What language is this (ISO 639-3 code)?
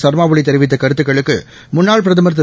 tam